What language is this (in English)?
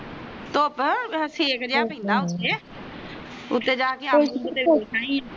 Punjabi